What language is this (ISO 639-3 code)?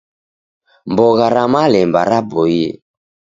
dav